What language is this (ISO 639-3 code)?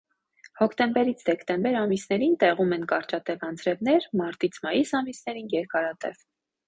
hye